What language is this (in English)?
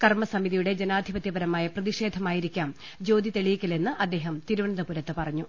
Malayalam